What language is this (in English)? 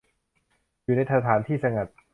Thai